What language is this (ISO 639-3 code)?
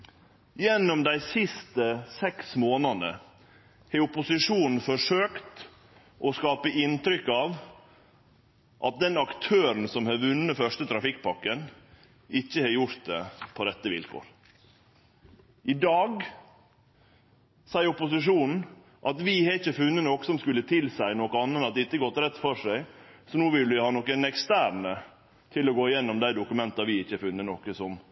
nno